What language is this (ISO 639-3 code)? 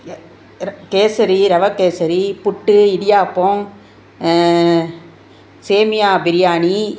tam